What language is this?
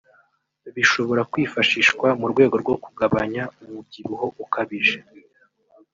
Kinyarwanda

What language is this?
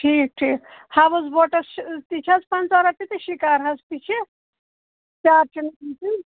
Kashmiri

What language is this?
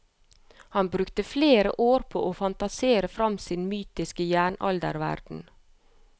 Norwegian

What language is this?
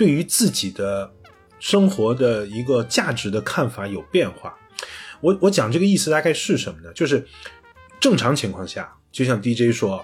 Chinese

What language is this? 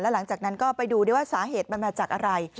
Thai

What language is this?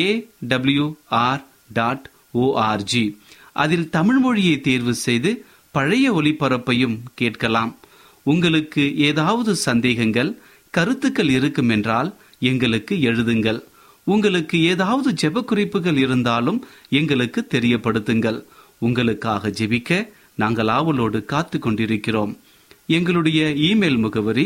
Tamil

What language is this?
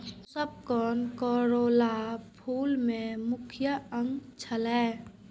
Maithili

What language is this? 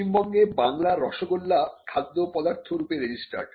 Bangla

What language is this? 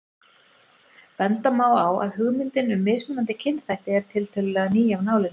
Icelandic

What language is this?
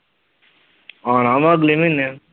Punjabi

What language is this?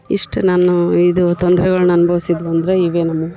Kannada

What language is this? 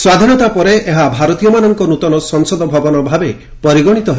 Odia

